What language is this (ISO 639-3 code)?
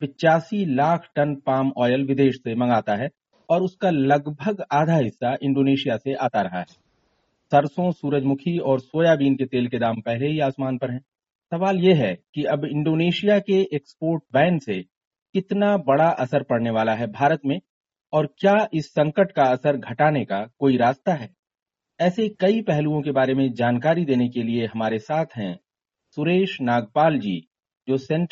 hin